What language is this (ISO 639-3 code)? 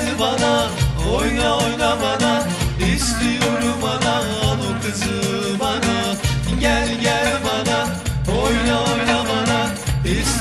tur